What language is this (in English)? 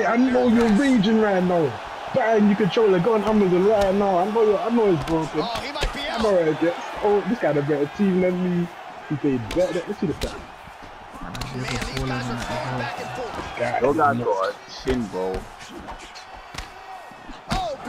English